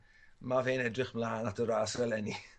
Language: Welsh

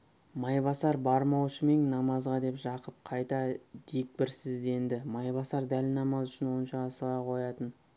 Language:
Kazakh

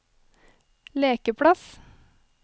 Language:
Norwegian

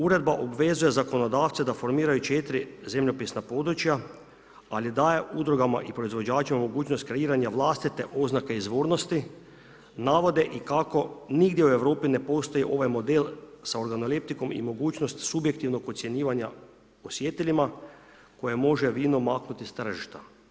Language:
Croatian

